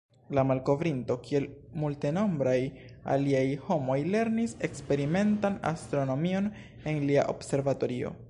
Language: Esperanto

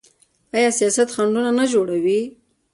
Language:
Pashto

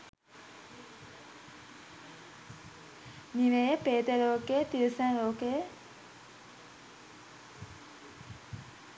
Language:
Sinhala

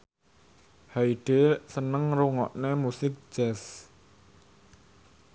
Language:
Javanese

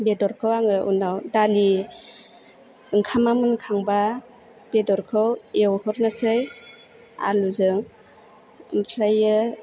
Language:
Bodo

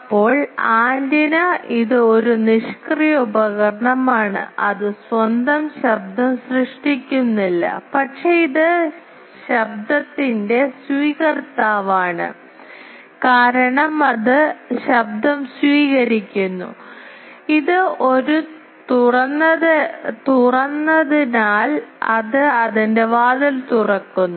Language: Malayalam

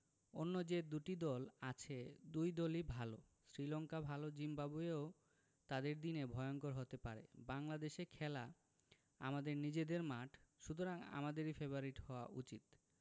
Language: Bangla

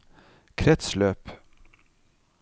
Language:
Norwegian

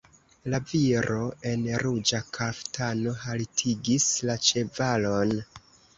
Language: Esperanto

